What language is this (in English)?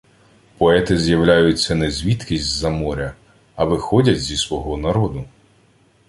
Ukrainian